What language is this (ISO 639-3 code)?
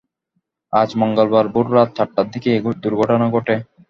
ben